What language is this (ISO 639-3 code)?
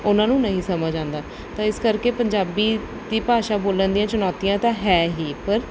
pan